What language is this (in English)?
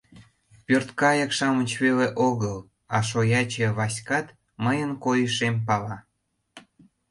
Mari